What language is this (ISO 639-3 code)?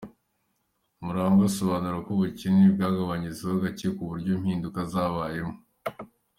kin